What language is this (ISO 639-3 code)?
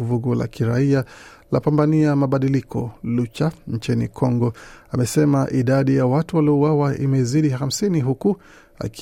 swa